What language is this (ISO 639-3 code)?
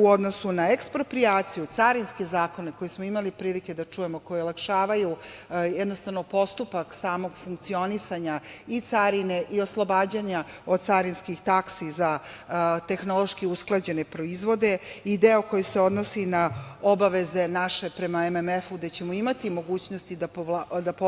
srp